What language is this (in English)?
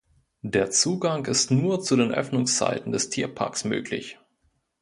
German